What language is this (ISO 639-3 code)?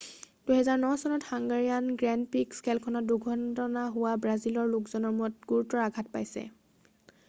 asm